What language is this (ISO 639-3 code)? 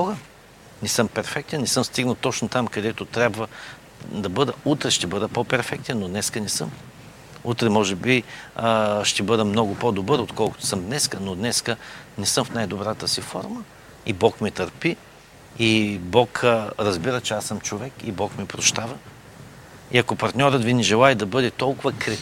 bul